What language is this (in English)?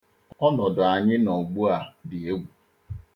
Igbo